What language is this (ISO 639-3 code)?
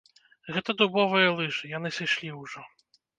bel